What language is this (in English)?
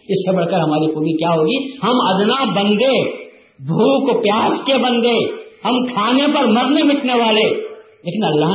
Urdu